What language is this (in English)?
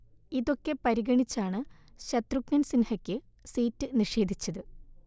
Malayalam